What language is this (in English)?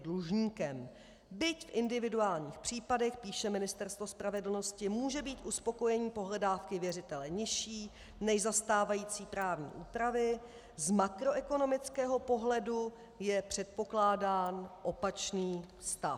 Czech